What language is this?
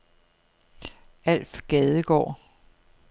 Danish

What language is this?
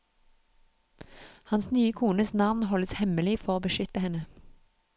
Norwegian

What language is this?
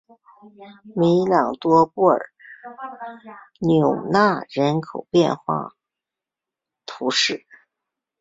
Chinese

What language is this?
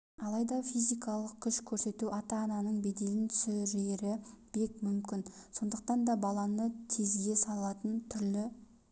Kazakh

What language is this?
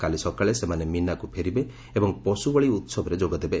Odia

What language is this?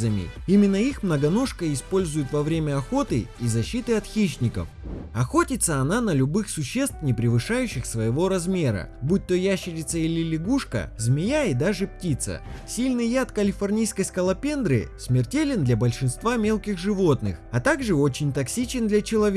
Russian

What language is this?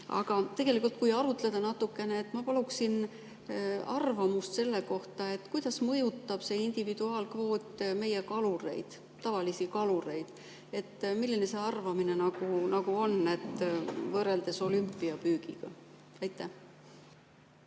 Estonian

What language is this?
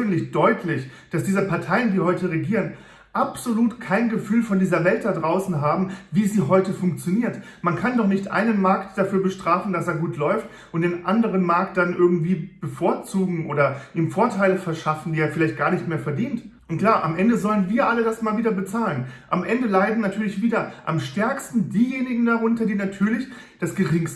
German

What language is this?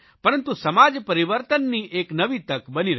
Gujarati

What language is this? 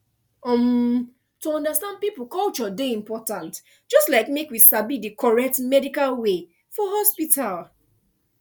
Nigerian Pidgin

